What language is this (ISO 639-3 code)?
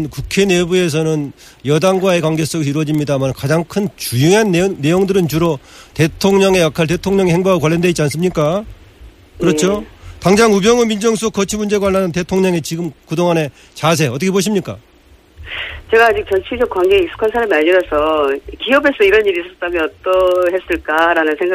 kor